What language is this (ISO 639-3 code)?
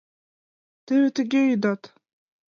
chm